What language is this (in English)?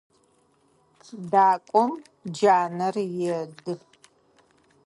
Adyghe